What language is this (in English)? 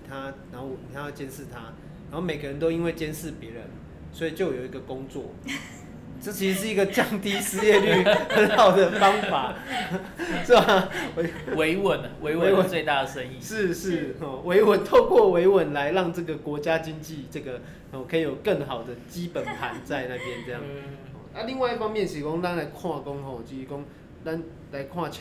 Chinese